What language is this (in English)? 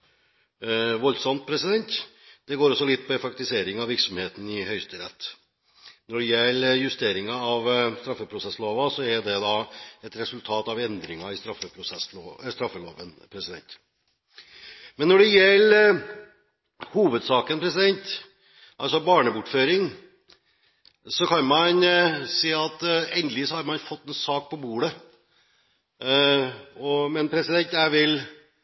Norwegian Bokmål